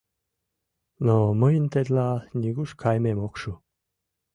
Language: Mari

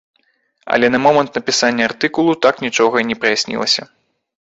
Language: Belarusian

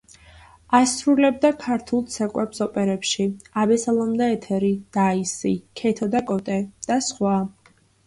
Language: Georgian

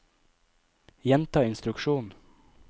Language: Norwegian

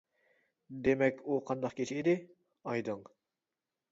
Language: Uyghur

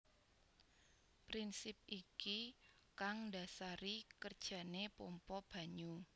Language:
Javanese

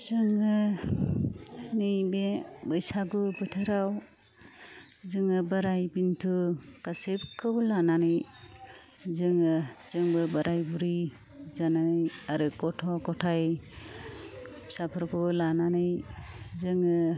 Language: Bodo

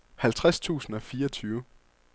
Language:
Danish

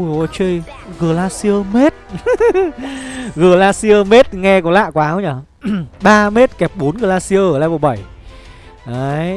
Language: Vietnamese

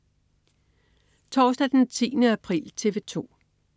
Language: Danish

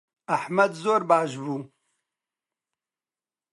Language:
Central Kurdish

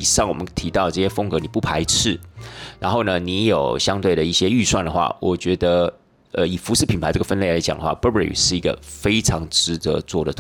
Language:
Chinese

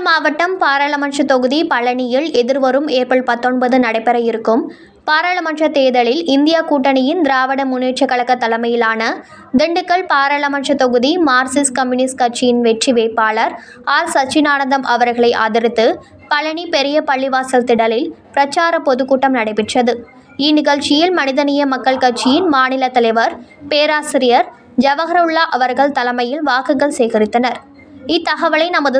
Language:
Tamil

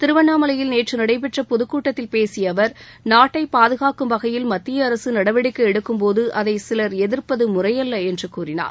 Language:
Tamil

